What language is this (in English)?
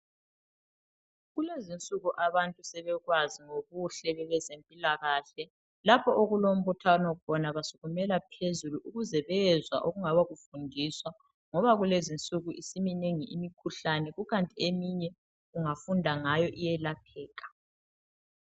North Ndebele